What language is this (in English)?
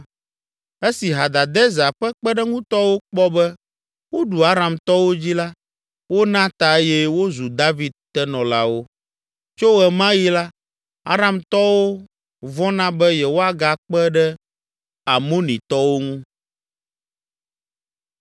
Ewe